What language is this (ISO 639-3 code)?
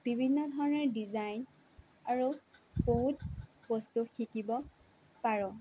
asm